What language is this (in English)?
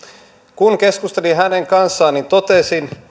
Finnish